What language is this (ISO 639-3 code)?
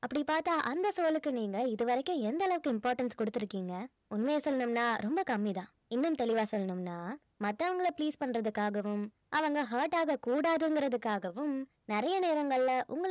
tam